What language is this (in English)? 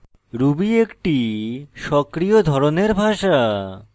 Bangla